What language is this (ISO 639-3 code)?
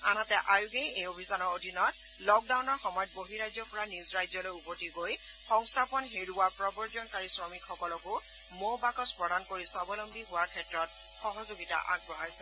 asm